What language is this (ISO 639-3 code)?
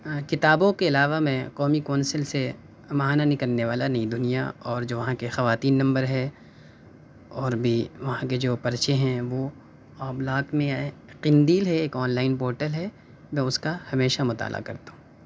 urd